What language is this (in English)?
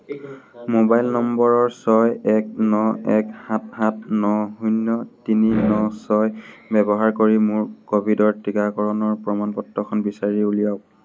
Assamese